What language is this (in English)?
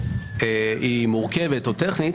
Hebrew